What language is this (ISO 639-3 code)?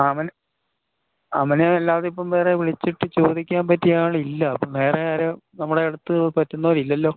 mal